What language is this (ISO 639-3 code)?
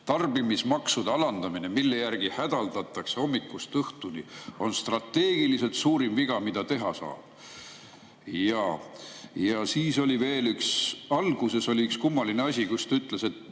est